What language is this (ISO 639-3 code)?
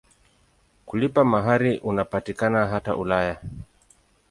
swa